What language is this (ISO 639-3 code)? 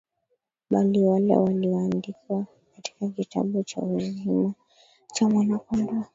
swa